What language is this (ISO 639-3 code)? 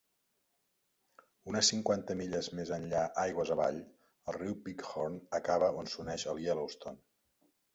cat